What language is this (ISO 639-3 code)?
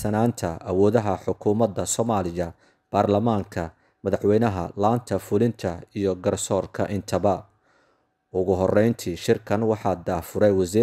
ara